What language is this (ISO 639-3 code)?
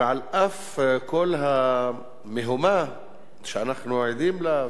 heb